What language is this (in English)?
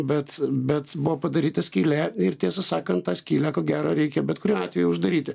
Lithuanian